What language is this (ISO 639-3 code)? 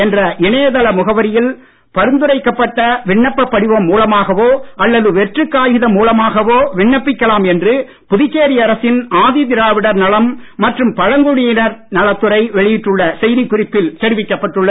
tam